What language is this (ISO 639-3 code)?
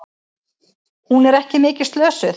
isl